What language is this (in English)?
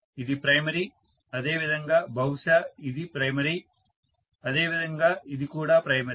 Telugu